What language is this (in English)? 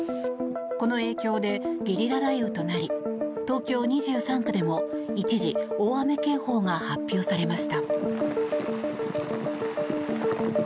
Japanese